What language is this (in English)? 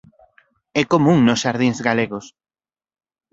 Galician